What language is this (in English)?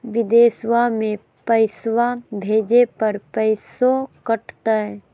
Magahi